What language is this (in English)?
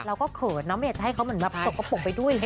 Thai